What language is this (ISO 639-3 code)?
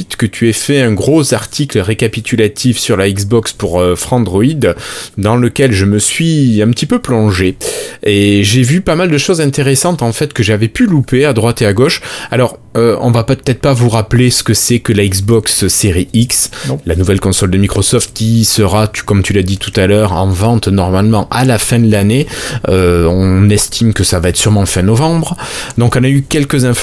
fra